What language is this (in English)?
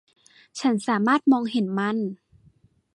Thai